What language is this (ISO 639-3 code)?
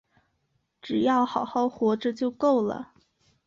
zho